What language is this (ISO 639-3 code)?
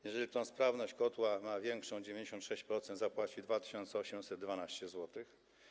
pol